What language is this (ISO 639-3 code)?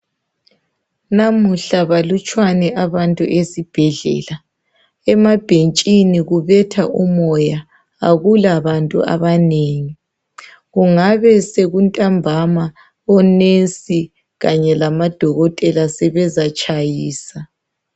nde